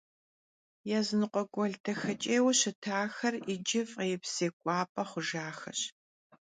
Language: Kabardian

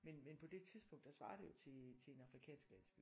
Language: Danish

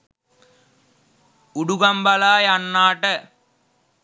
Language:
Sinhala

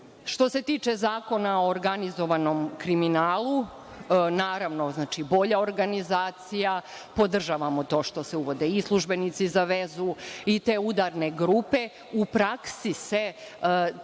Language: Serbian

